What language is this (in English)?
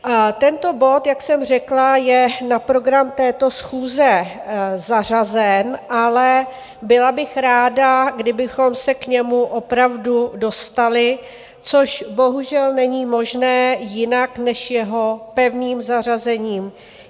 Czech